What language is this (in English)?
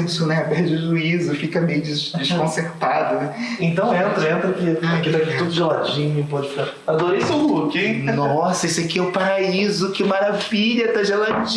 Portuguese